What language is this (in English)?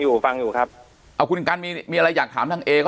Thai